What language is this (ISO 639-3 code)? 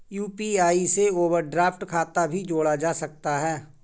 hin